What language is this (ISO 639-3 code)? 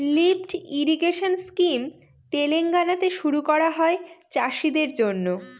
ben